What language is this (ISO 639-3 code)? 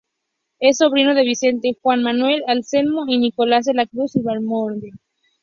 spa